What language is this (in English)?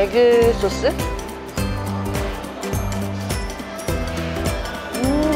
Korean